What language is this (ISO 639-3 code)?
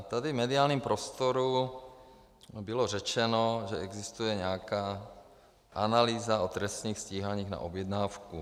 ces